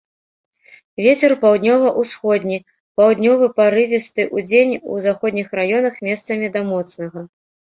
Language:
Belarusian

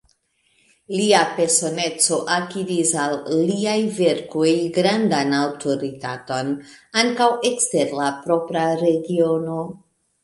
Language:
Esperanto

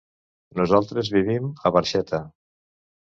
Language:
Catalan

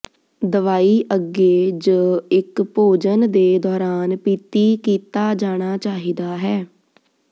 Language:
Punjabi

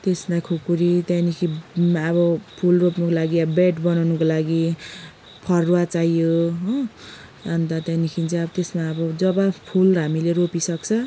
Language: Nepali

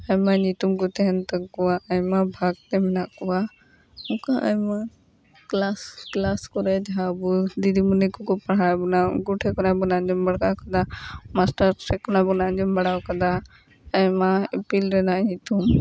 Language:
Santali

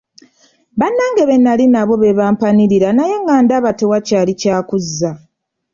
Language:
Ganda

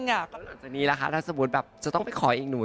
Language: Thai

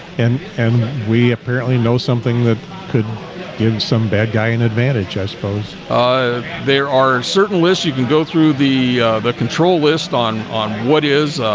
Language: English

